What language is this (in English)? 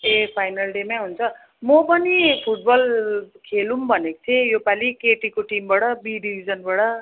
Nepali